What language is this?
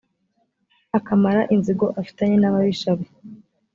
Kinyarwanda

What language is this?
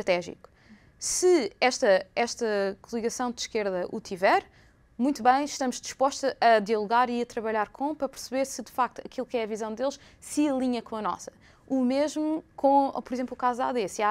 Portuguese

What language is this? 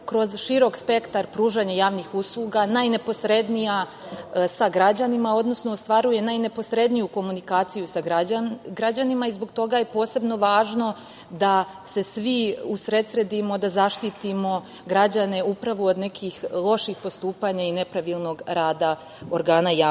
Serbian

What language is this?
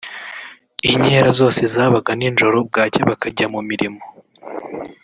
Kinyarwanda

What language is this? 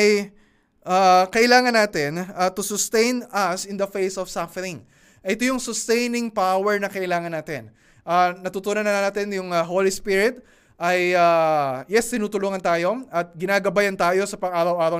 Filipino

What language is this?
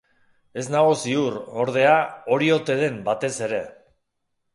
Basque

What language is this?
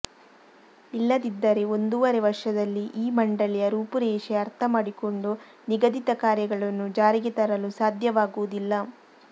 Kannada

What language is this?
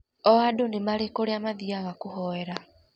Kikuyu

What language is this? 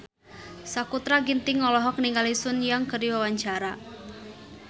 Sundanese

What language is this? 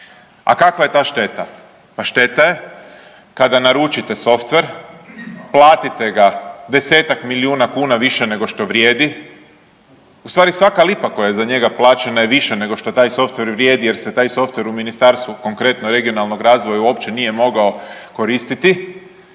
Croatian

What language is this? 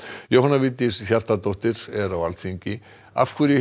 Icelandic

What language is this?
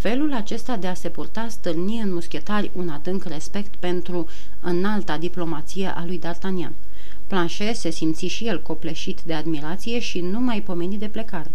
Romanian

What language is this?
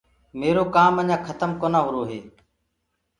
Gurgula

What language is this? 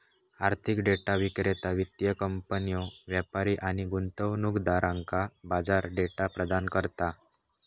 Marathi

